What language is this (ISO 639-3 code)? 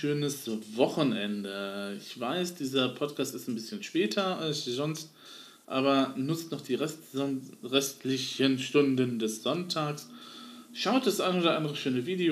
deu